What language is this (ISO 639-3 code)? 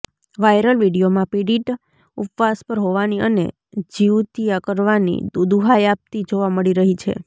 guj